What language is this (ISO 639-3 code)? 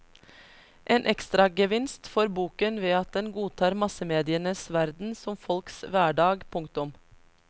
nor